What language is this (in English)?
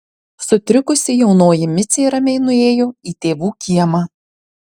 Lithuanian